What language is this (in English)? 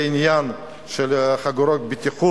Hebrew